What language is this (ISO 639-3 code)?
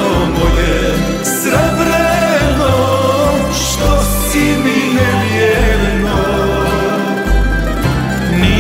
ron